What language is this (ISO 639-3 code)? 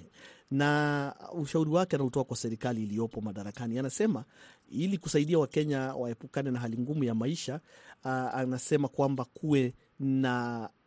swa